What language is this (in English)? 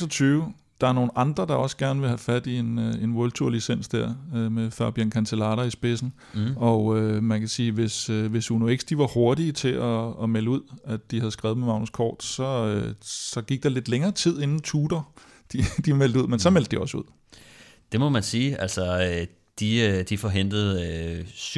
Danish